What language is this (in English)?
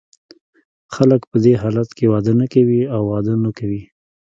Pashto